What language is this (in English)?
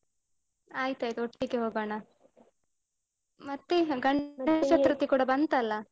Kannada